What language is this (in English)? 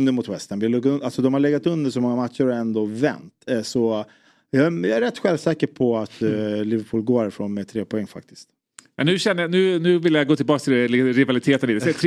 Swedish